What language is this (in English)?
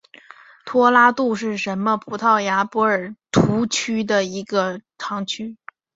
Chinese